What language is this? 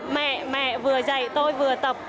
Vietnamese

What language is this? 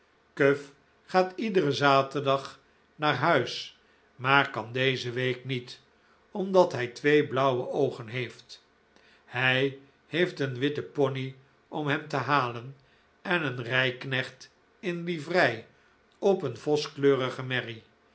Dutch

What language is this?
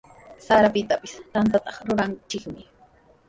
Sihuas Ancash Quechua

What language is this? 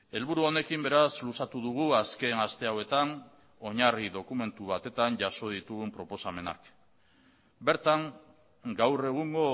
Basque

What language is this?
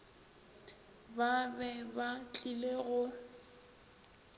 Northern Sotho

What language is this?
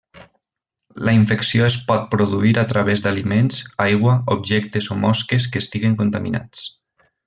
Catalan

